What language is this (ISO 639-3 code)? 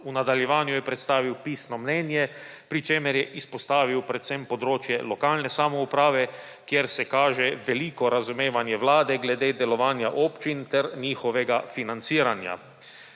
slv